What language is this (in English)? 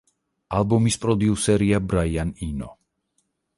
Georgian